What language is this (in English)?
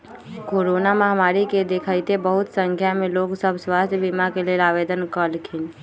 Magahi